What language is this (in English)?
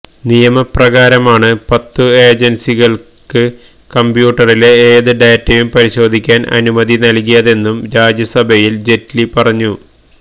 Malayalam